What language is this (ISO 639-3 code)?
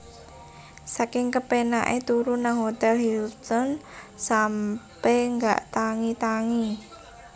jav